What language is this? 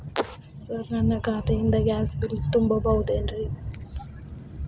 Kannada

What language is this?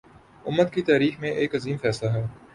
Urdu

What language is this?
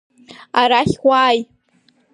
Abkhazian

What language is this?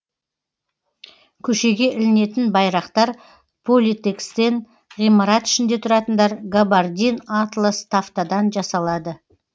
Kazakh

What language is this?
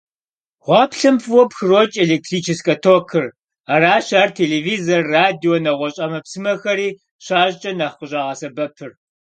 Kabardian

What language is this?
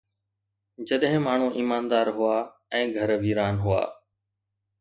Sindhi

